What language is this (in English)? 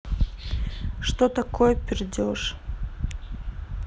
Russian